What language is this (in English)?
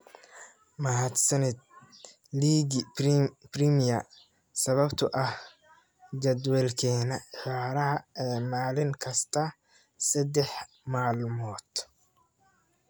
Somali